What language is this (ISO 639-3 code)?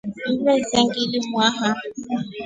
rof